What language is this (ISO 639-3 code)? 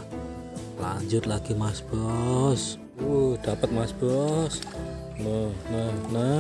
ind